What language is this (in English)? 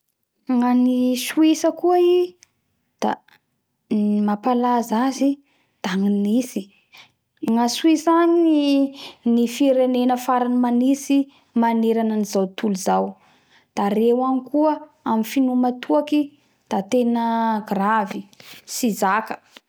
Bara Malagasy